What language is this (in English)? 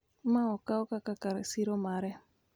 Luo (Kenya and Tanzania)